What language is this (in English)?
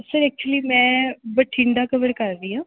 Punjabi